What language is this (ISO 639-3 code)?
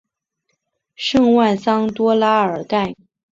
zho